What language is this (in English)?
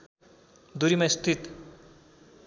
Nepali